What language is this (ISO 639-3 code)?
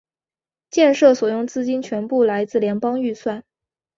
zho